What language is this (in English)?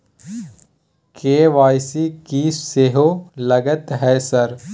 Maithili